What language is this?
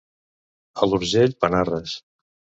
Catalan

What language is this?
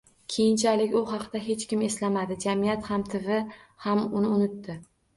Uzbek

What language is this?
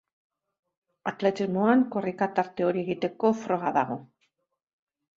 Basque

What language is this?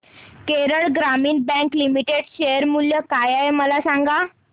Marathi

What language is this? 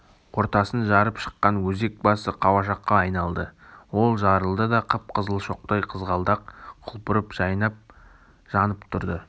Kazakh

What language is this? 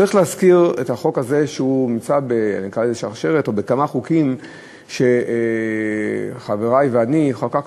Hebrew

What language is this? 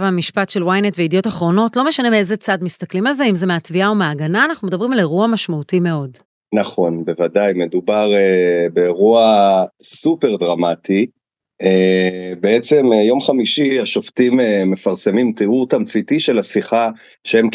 Hebrew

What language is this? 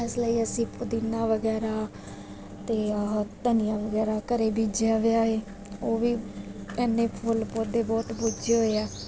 Punjabi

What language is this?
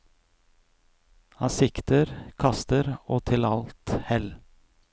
Norwegian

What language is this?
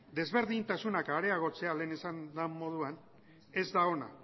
Basque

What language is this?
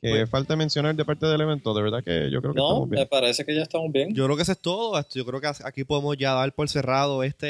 Spanish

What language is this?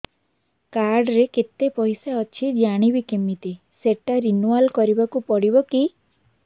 Odia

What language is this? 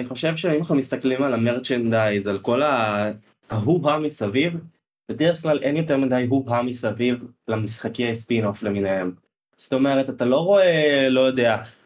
Hebrew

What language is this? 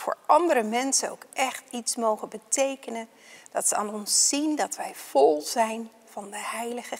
Dutch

